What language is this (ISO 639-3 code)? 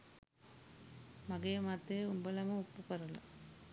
sin